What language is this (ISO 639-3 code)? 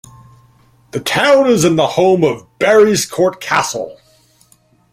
eng